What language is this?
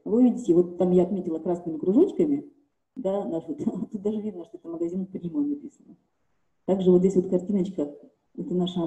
Russian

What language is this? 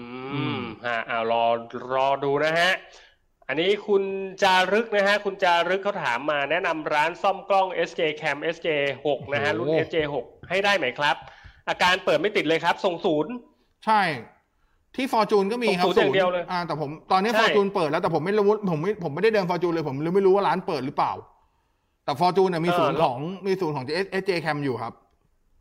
Thai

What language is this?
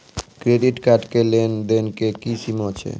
Maithili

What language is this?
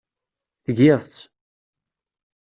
Kabyle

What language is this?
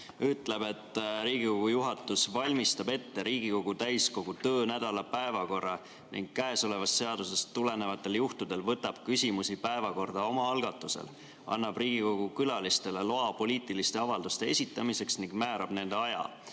Estonian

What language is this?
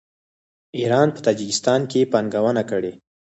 Pashto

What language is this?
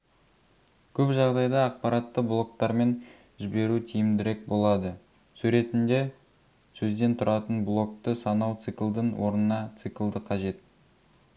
Kazakh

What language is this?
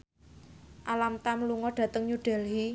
Javanese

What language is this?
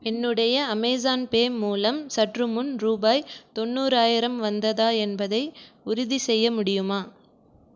Tamil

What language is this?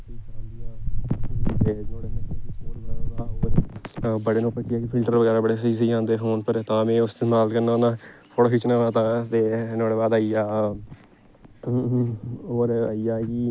Dogri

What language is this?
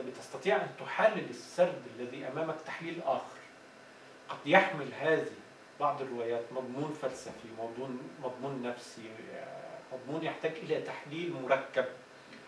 Arabic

